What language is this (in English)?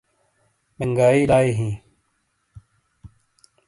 Shina